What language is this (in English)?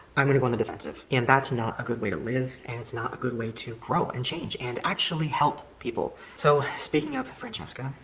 English